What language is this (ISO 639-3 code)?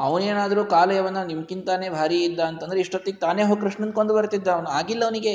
kan